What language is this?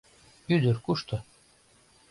Mari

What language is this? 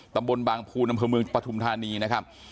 Thai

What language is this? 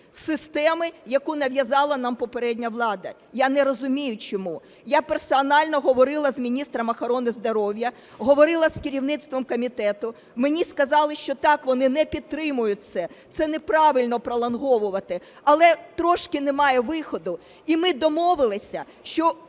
Ukrainian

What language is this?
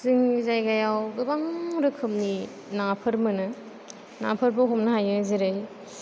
Bodo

